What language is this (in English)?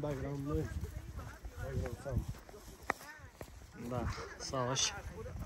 Romanian